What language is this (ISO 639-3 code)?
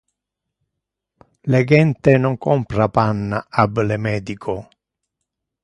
ina